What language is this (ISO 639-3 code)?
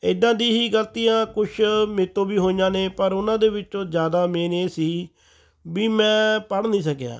pan